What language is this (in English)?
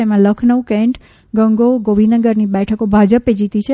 Gujarati